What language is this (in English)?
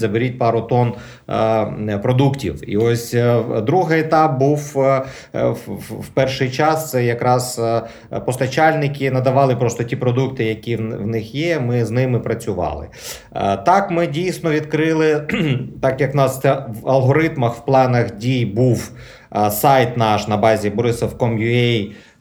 Ukrainian